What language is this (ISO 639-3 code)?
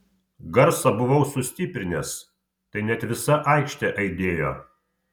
lit